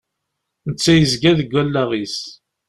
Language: Kabyle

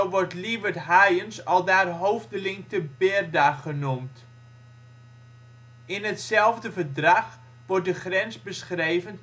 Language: Dutch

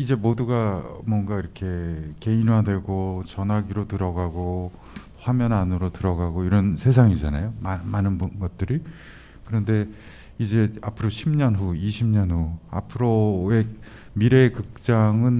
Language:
Korean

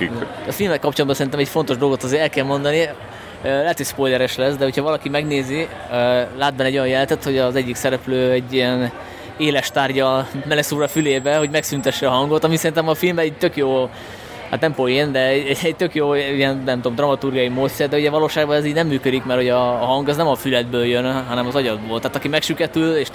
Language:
Hungarian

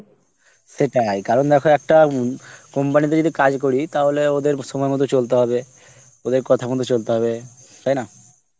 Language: Bangla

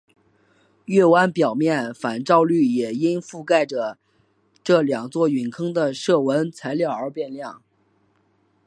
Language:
Chinese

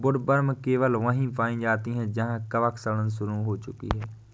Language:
Hindi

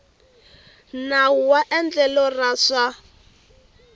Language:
Tsonga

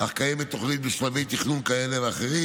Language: Hebrew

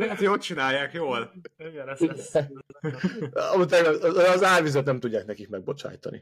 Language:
Hungarian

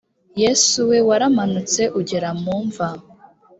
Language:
Kinyarwanda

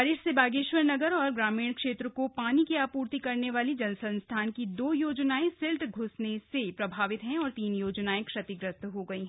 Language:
Hindi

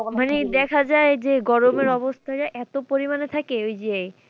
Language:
Bangla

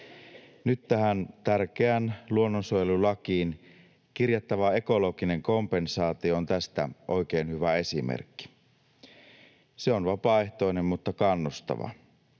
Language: Finnish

